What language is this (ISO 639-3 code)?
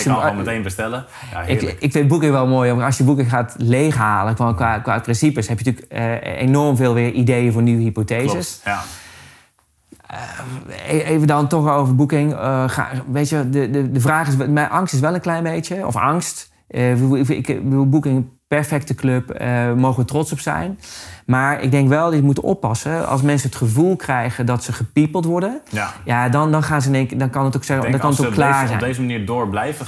nld